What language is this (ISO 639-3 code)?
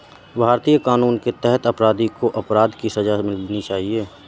hin